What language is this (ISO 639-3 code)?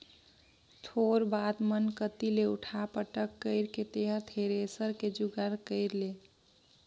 hne